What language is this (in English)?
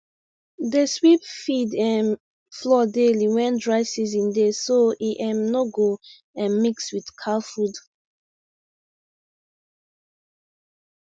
Nigerian Pidgin